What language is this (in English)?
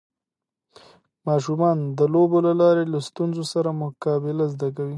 Pashto